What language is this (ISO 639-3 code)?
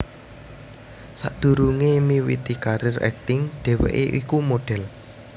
jav